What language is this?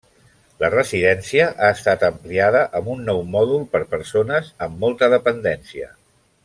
Catalan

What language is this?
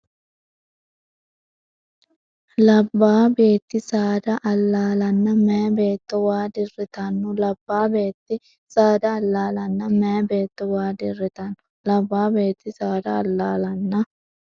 Sidamo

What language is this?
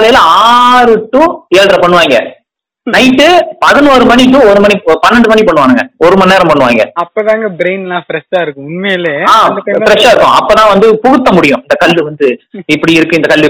Tamil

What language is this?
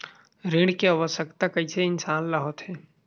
Chhattisgarhi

